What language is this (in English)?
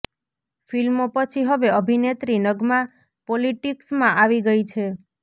Gujarati